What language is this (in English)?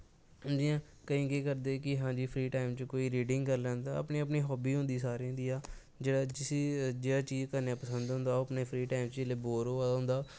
Dogri